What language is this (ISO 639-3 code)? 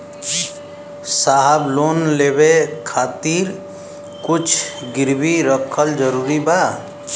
bho